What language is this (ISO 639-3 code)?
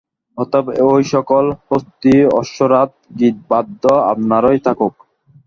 ben